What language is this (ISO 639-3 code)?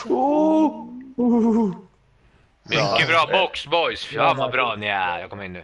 swe